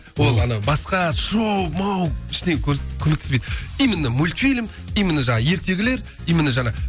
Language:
Kazakh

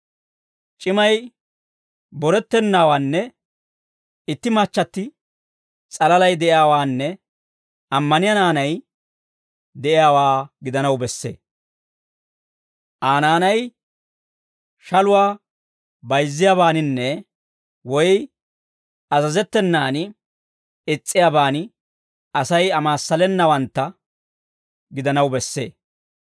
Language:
Dawro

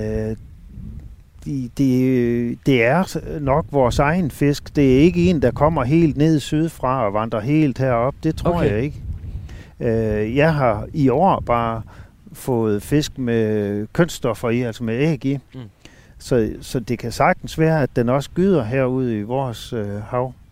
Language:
Danish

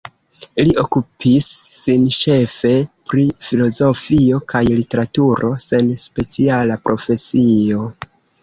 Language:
Esperanto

